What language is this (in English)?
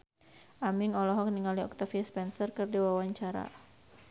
Sundanese